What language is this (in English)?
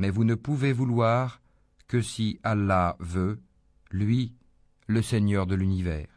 French